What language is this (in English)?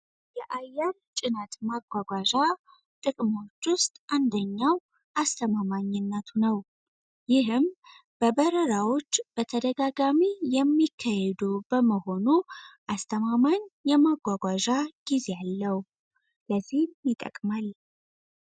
Amharic